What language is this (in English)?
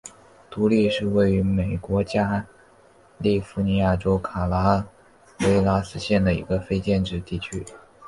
Chinese